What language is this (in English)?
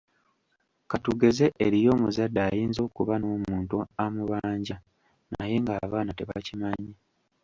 Ganda